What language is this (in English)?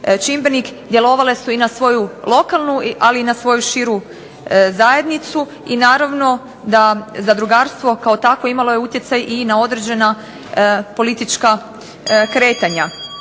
Croatian